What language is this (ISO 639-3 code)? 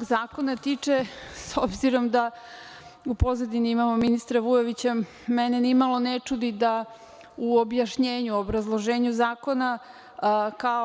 srp